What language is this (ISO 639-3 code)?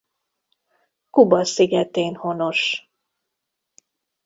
hun